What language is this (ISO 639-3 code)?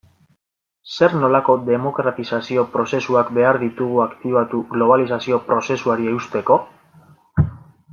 eus